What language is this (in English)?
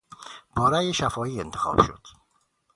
Persian